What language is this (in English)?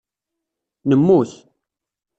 Kabyle